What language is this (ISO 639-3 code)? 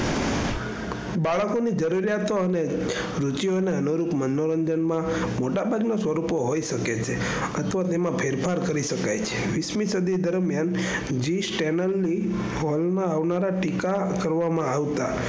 guj